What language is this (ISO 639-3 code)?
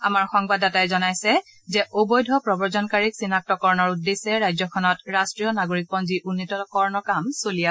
asm